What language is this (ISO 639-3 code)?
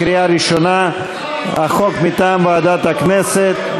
heb